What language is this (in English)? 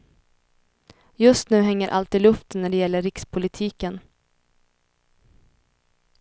Swedish